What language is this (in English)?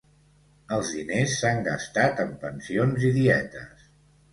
Catalan